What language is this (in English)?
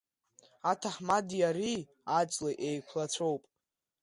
Abkhazian